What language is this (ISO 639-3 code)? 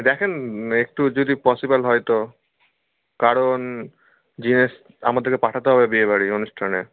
ben